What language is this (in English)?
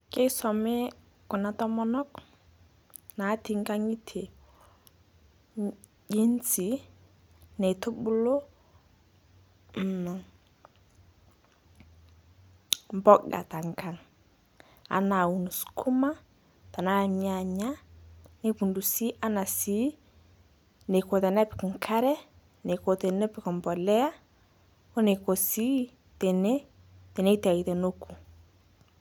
Masai